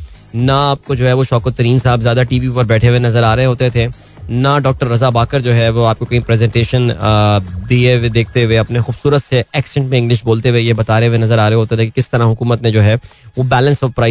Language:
Hindi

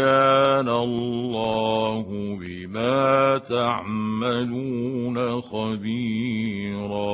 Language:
Arabic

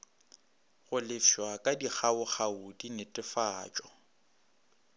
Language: Northern Sotho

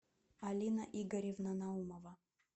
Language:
Russian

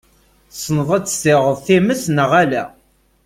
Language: Kabyle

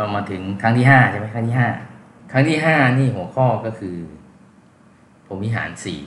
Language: Thai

